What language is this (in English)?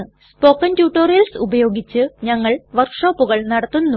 Malayalam